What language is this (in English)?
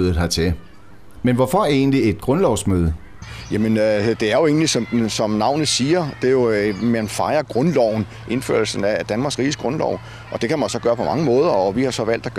Danish